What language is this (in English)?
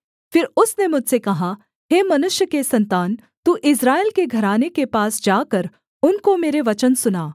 Hindi